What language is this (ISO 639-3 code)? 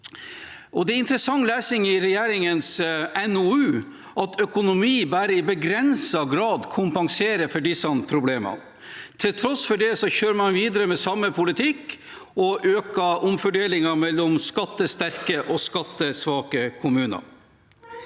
nor